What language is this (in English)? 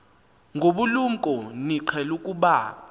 Xhosa